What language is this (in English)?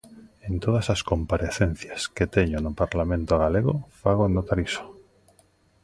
Galician